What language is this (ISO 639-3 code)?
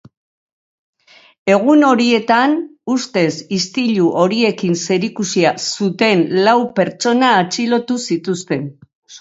eus